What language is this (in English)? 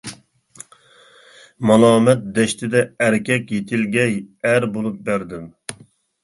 Uyghur